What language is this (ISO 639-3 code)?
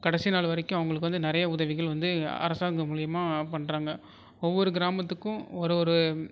tam